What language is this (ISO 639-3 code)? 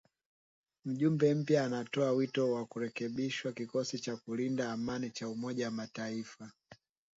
swa